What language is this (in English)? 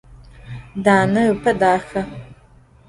Adyghe